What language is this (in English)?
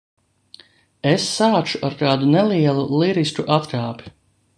Latvian